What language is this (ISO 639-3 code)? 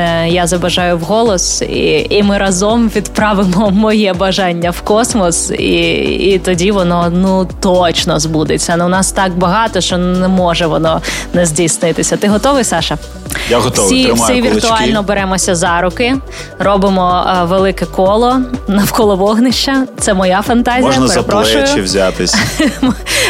ukr